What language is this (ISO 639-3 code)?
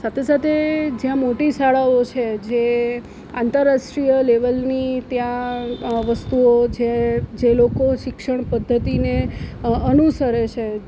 guj